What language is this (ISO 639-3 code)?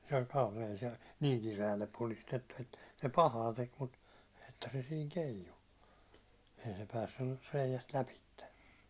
fin